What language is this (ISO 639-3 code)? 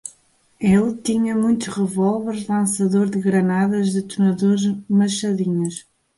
por